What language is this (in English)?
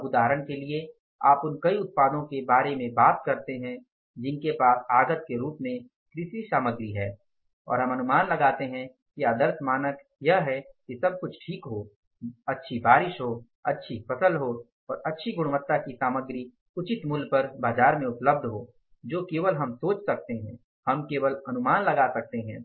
Hindi